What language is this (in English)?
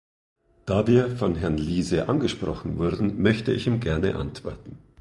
German